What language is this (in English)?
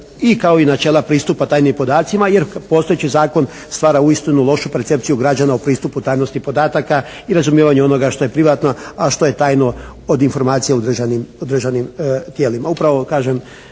Croatian